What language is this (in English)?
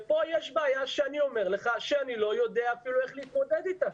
Hebrew